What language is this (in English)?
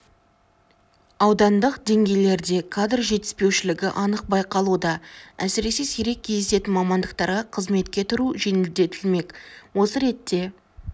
Kazakh